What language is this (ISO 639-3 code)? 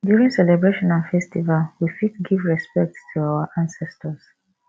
pcm